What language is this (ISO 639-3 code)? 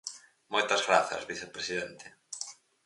glg